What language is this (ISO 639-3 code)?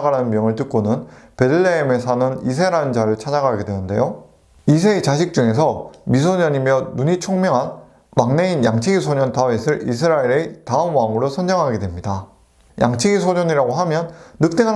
kor